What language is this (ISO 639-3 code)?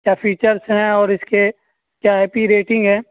urd